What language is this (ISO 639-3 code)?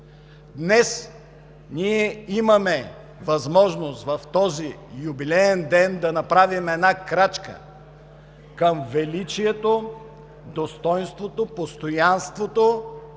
bul